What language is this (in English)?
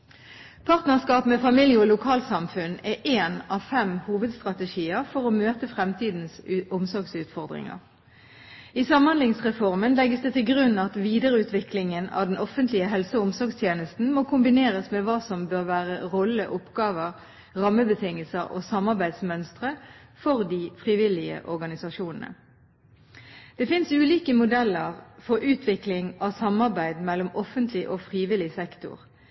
Norwegian Bokmål